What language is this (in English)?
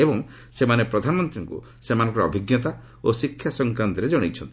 Odia